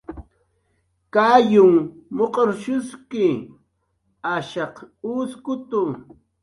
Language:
Jaqaru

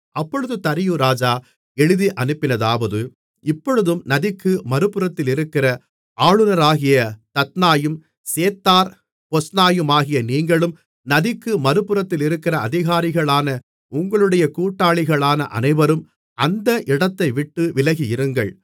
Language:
Tamil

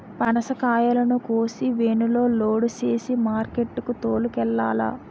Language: Telugu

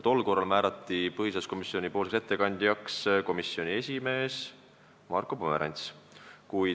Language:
Estonian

